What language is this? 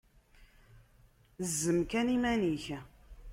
Kabyle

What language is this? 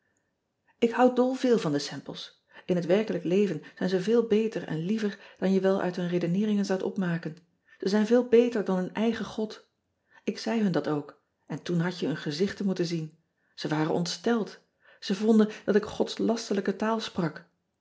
Dutch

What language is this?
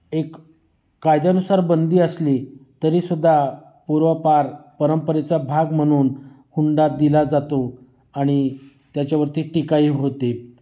Marathi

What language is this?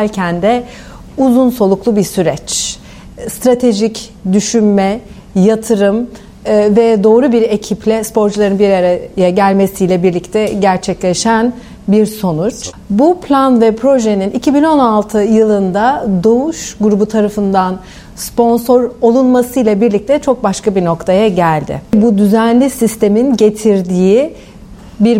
Turkish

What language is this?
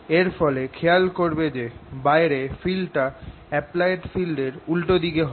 Bangla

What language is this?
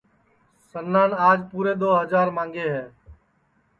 Sansi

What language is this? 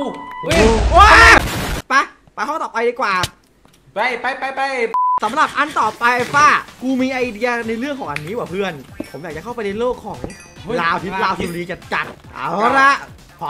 Thai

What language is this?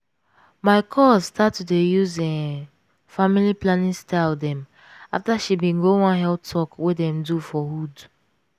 Nigerian Pidgin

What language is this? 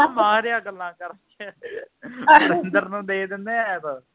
Punjabi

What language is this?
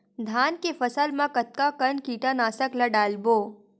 Chhattisgarhi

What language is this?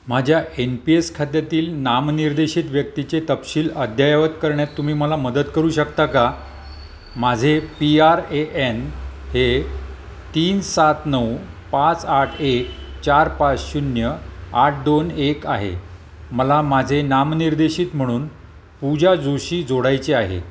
Marathi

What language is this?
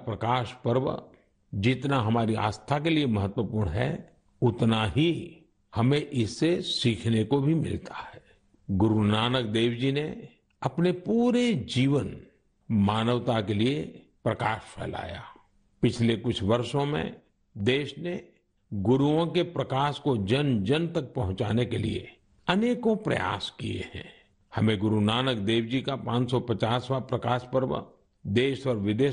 Hindi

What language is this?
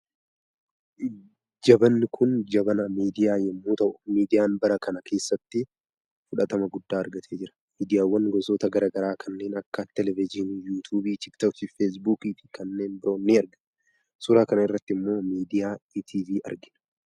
Oromo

